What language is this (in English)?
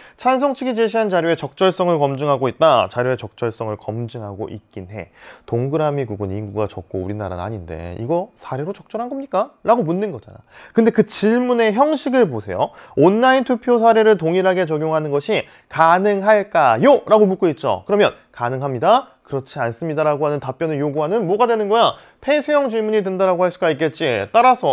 Korean